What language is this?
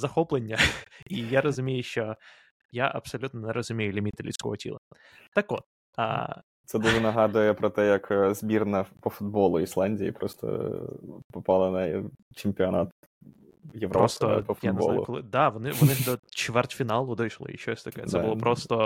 Ukrainian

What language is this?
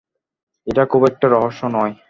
Bangla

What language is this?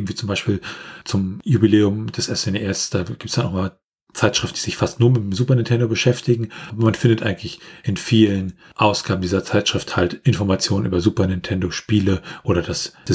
German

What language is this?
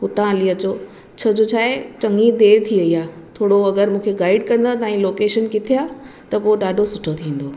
Sindhi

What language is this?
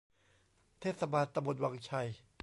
Thai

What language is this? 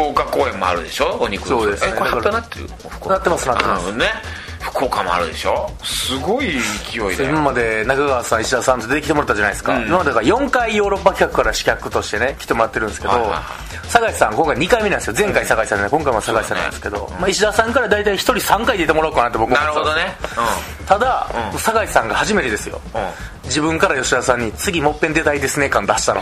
Japanese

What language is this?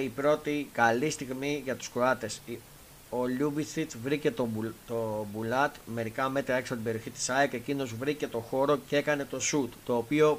Greek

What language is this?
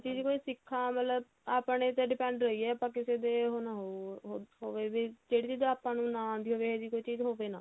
Punjabi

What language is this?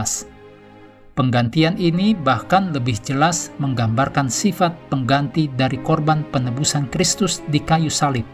Indonesian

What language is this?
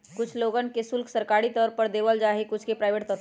Magahi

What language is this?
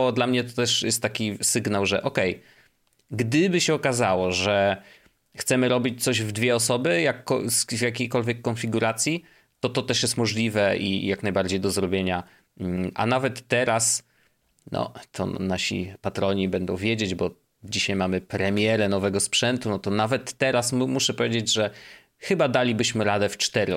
Polish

